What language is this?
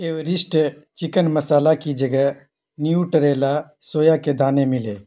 Urdu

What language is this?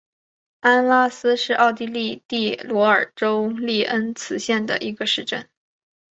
Chinese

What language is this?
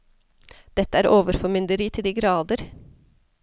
Norwegian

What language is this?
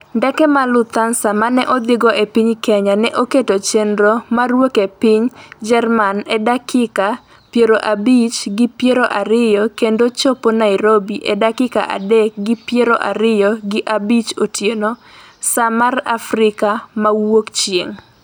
Luo (Kenya and Tanzania)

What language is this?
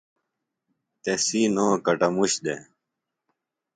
Phalura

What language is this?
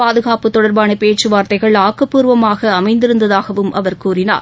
Tamil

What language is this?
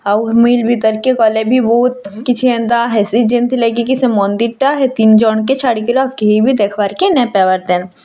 Odia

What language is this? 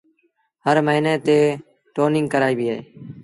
Sindhi Bhil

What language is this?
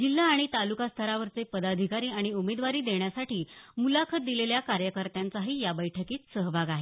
Marathi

